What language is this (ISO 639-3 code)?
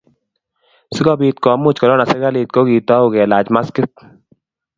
kln